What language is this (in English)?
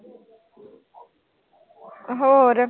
Punjabi